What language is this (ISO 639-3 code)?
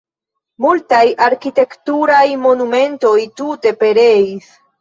epo